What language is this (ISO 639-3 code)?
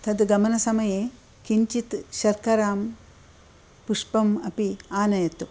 san